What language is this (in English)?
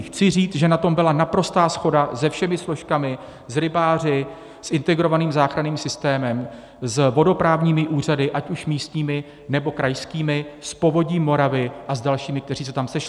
Czech